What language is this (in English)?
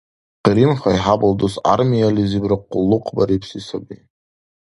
Dargwa